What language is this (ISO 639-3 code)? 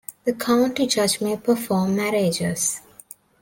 eng